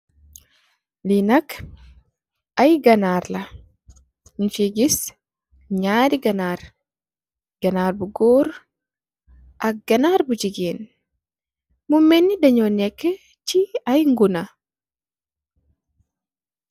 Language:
Wolof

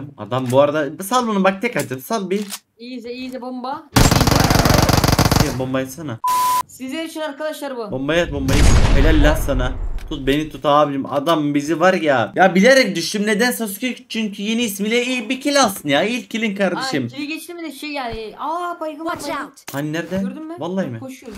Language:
Turkish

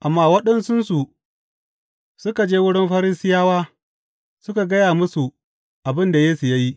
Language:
Hausa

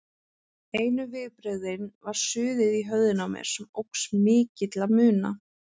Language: Icelandic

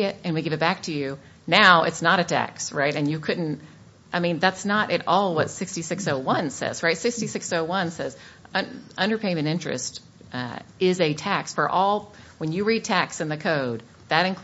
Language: English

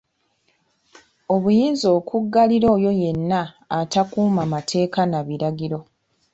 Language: Ganda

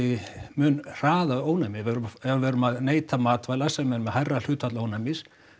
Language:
Icelandic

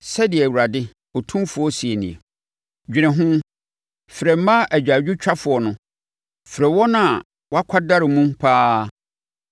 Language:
Akan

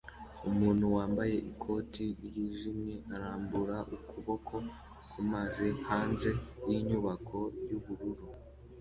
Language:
Kinyarwanda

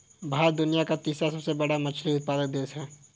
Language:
Hindi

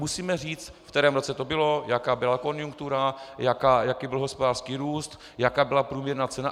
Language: Czech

